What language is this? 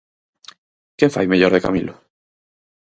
Galician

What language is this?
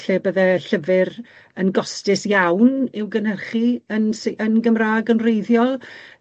Welsh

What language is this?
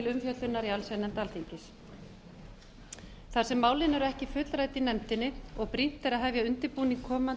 Icelandic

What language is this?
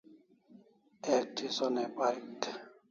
Kalasha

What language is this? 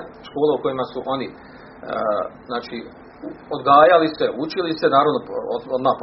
Croatian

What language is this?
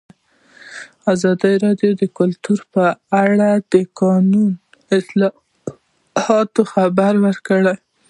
Pashto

